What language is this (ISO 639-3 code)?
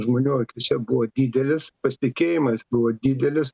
lit